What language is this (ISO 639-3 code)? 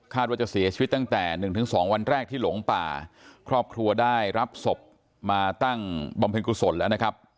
tha